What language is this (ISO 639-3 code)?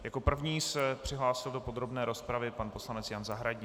ces